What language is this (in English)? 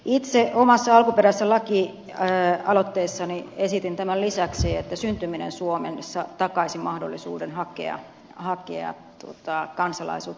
Finnish